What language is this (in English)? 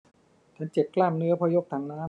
Thai